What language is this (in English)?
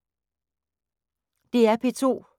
Danish